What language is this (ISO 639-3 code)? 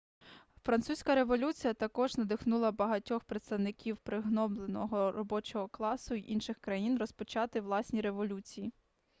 ukr